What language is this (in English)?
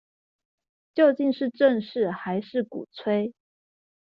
Chinese